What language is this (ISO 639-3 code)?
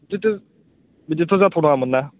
brx